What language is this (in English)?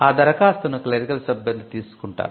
Telugu